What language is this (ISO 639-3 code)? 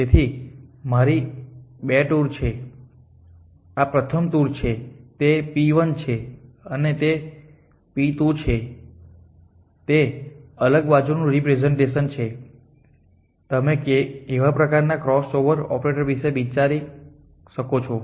guj